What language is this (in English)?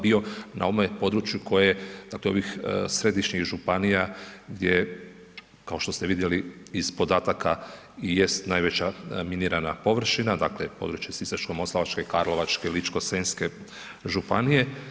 Croatian